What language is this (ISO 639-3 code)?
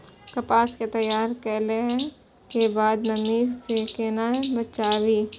mai